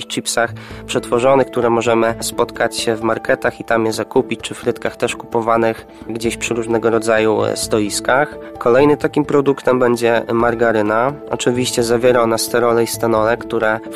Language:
Polish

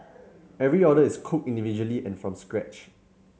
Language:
English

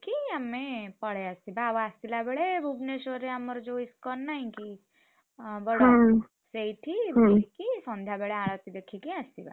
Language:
Odia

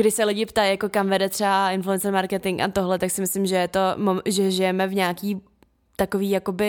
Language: Czech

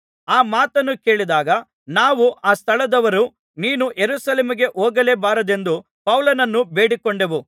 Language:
Kannada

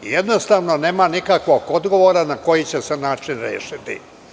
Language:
Serbian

